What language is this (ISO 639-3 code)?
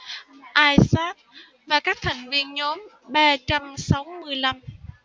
vie